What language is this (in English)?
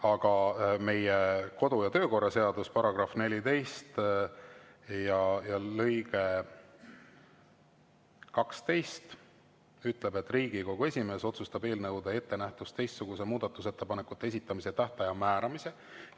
Estonian